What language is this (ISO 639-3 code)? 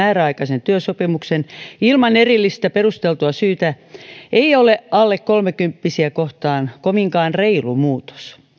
fin